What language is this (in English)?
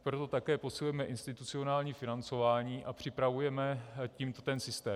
Czech